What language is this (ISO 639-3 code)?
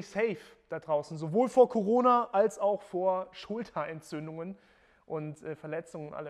deu